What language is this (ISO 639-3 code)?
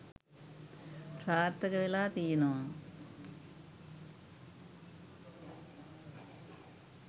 sin